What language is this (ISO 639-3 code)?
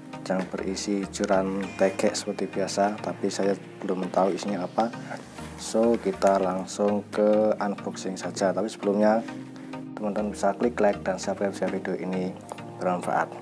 ind